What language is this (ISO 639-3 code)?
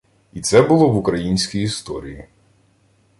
ukr